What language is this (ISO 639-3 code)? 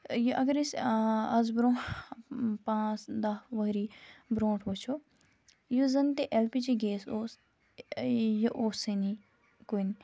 kas